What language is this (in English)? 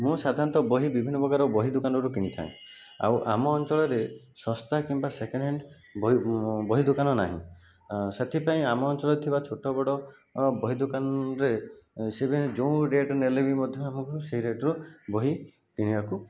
Odia